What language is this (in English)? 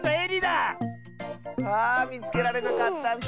Japanese